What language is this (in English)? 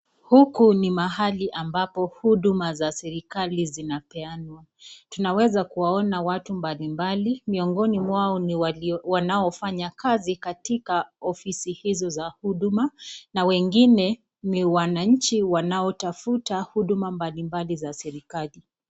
Swahili